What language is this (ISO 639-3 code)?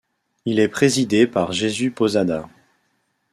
fra